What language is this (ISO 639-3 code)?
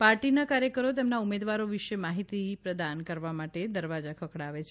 guj